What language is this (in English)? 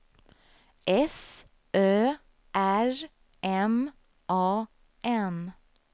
Swedish